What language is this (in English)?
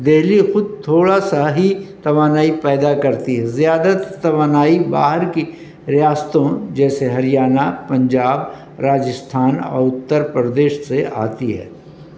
Urdu